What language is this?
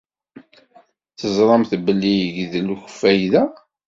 Kabyle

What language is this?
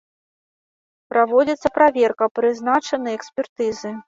Belarusian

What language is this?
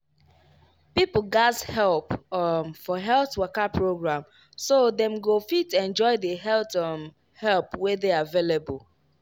Nigerian Pidgin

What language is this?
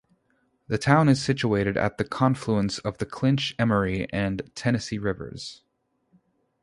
English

